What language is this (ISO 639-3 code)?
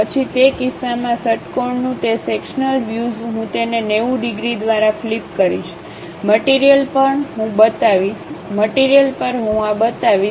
guj